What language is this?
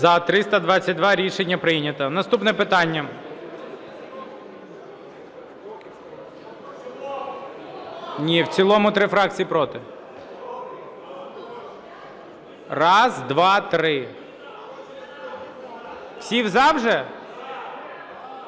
Ukrainian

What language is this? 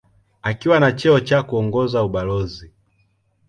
Swahili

